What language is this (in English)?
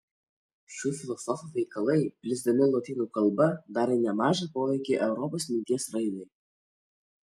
Lithuanian